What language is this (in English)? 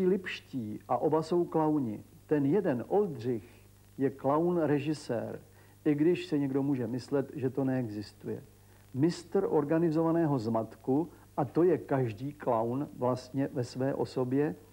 Czech